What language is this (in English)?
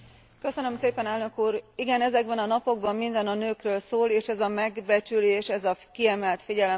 Hungarian